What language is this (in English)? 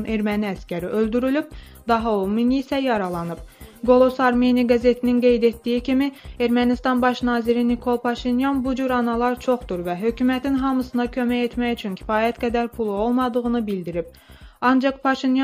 Turkish